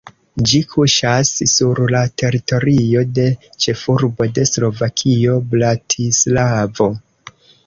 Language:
Esperanto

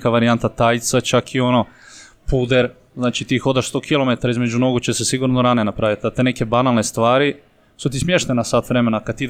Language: Croatian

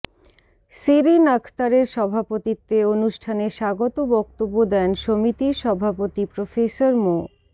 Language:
Bangla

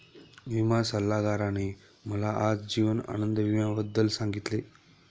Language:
Marathi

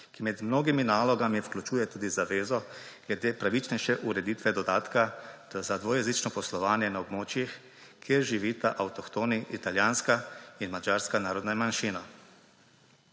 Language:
Slovenian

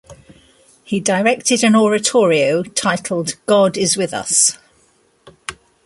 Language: English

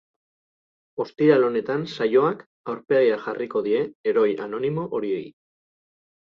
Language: Basque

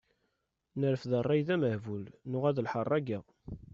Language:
Kabyle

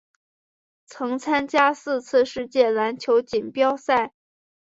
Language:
Chinese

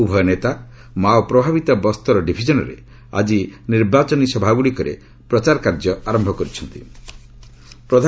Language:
Odia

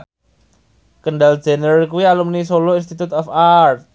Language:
Javanese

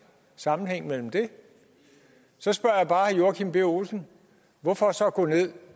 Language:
Danish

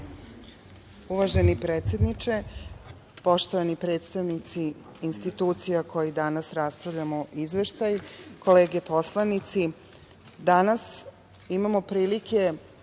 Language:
Serbian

